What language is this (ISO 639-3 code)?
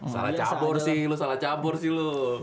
ind